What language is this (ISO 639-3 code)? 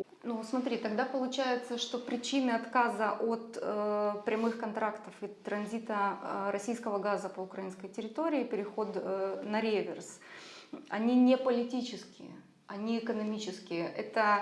rus